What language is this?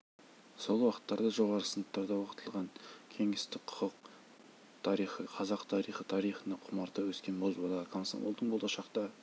Kazakh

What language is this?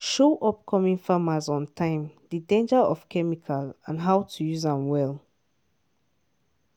Nigerian Pidgin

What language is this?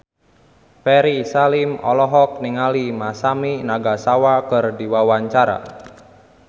Sundanese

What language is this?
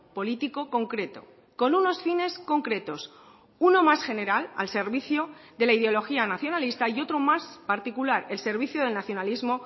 Spanish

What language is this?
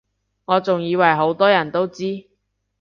Cantonese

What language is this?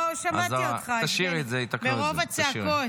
Hebrew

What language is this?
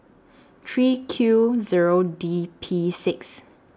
English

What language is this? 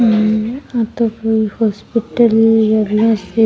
Rajasthani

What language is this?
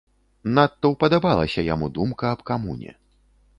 Belarusian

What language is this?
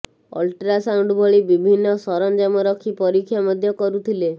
Odia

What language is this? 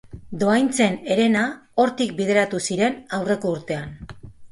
Basque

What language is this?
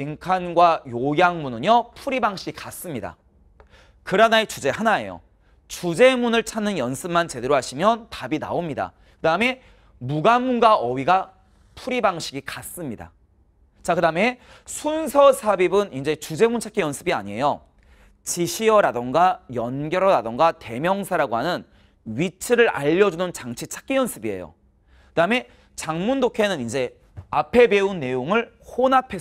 Korean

